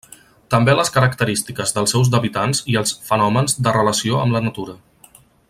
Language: Catalan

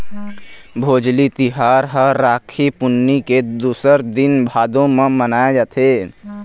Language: Chhattisgarhi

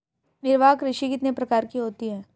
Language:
Hindi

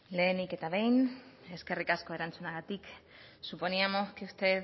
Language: Basque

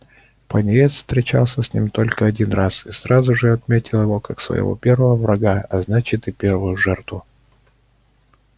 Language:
Russian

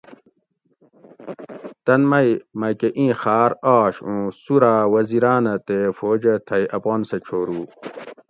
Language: Gawri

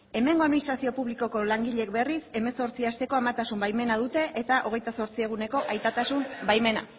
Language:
Basque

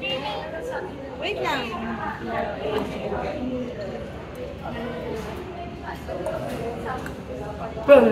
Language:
Filipino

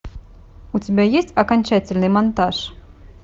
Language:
Russian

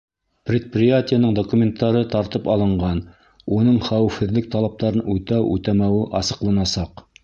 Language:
Bashkir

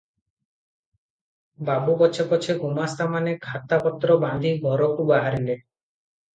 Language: Odia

